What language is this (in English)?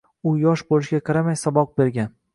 Uzbek